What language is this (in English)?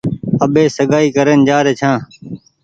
Goaria